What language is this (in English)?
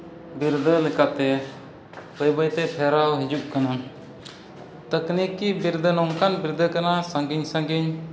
Santali